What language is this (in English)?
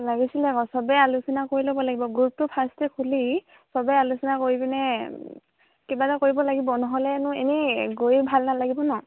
Assamese